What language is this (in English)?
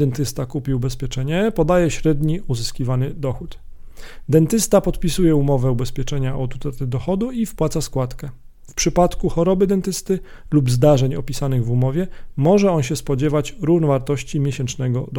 Polish